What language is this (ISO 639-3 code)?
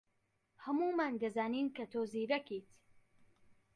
ckb